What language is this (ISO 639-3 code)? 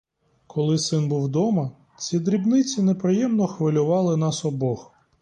ukr